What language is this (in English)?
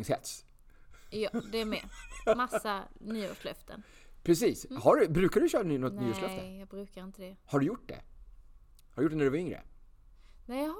Swedish